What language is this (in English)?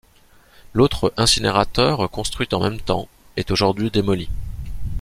French